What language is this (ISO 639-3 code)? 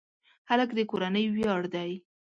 pus